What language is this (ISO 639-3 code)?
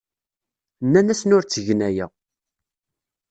kab